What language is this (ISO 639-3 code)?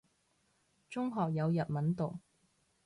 yue